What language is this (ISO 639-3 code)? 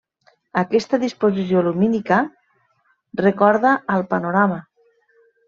cat